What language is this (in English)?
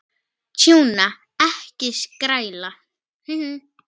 Icelandic